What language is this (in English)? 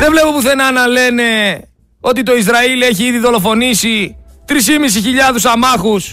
Greek